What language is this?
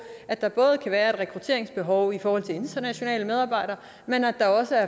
Danish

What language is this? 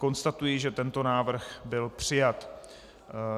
Czech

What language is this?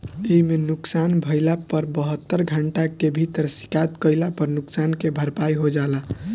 Bhojpuri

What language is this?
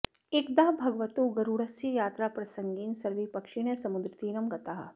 Sanskrit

